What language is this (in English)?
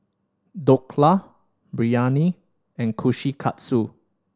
English